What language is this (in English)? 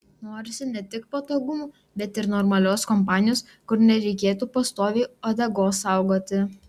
Lithuanian